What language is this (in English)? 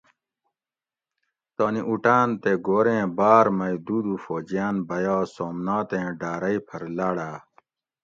Gawri